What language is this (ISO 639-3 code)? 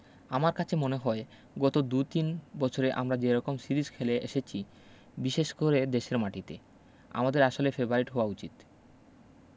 ben